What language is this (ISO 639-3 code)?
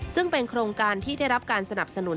tha